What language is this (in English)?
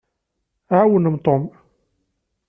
Kabyle